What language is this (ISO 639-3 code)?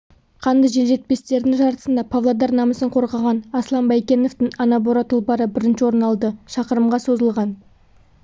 kaz